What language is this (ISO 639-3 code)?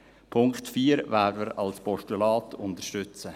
gsw